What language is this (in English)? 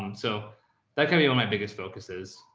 English